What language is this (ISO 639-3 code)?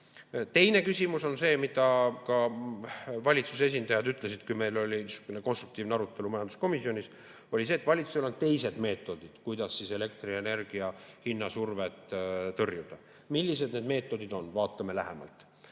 est